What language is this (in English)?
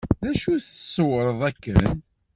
Kabyle